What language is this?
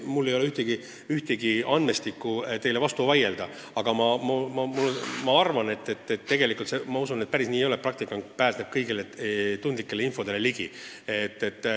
Estonian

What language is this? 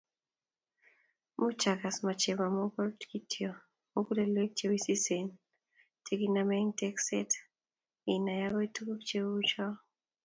Kalenjin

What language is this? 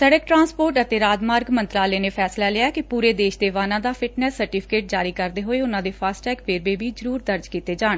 Punjabi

